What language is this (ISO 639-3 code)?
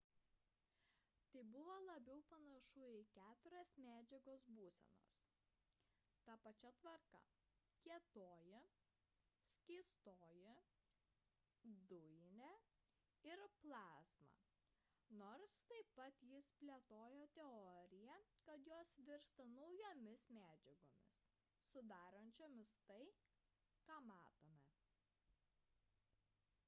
lit